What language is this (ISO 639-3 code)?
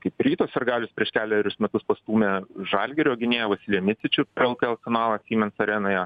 lit